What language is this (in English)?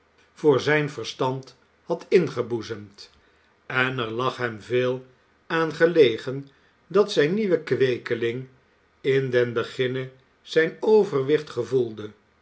Dutch